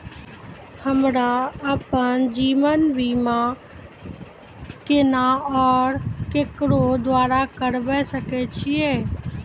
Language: Maithili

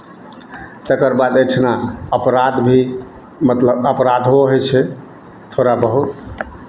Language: Maithili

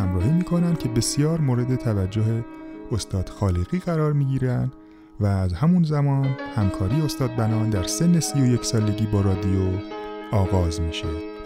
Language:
Persian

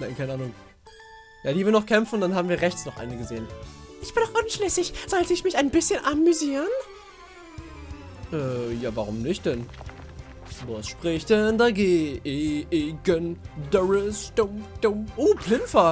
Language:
German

